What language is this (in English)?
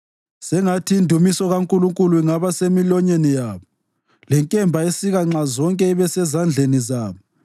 North Ndebele